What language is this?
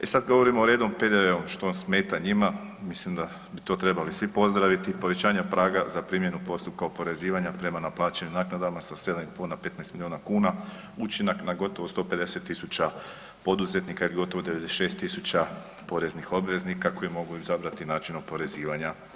Croatian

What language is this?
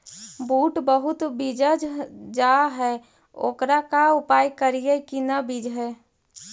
Magahi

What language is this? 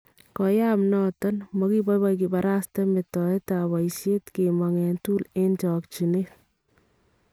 Kalenjin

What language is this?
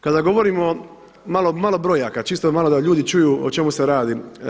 Croatian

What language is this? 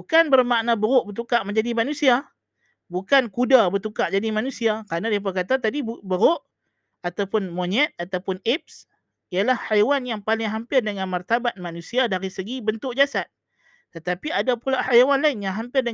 Malay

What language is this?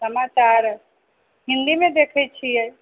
Maithili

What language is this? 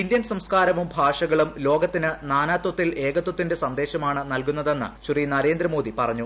Malayalam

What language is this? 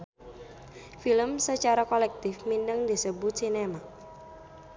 Sundanese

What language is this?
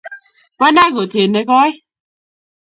Kalenjin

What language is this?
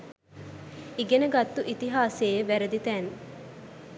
Sinhala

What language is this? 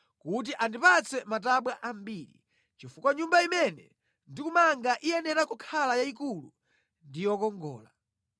Nyanja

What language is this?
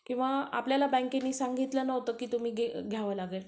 Marathi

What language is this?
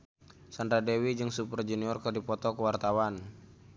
Sundanese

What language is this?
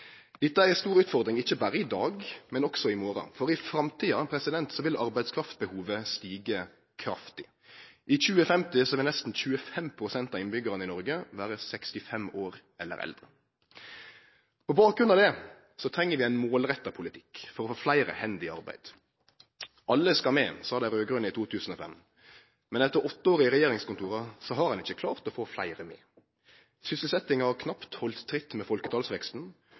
Norwegian Nynorsk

